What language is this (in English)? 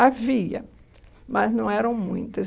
Portuguese